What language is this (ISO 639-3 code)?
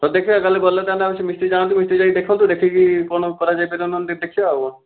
ori